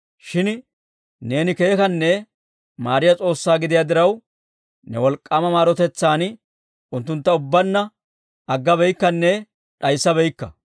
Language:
Dawro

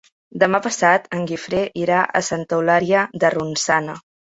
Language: Catalan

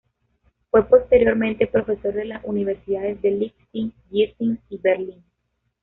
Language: Spanish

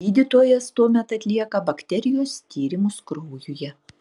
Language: Lithuanian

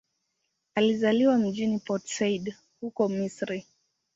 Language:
Swahili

